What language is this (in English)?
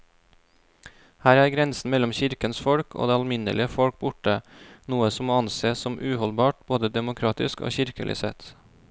Norwegian